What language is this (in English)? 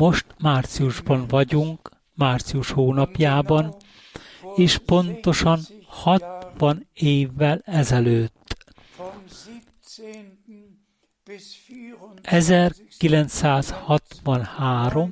Hungarian